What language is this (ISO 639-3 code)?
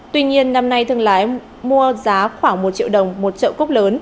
vie